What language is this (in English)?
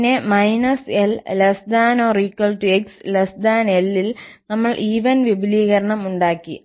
Malayalam